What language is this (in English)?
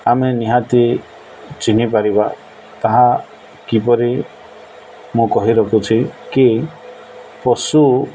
Odia